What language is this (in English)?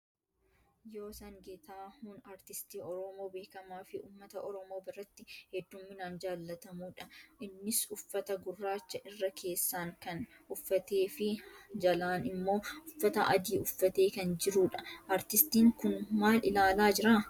Oromo